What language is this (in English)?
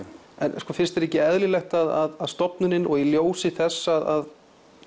Icelandic